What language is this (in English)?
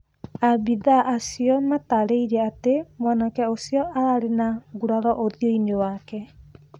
Kikuyu